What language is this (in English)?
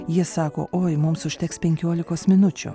Lithuanian